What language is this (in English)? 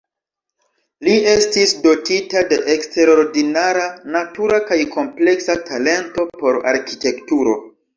Esperanto